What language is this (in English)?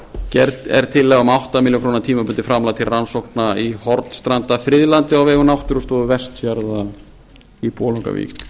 Icelandic